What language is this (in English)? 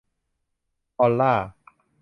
Thai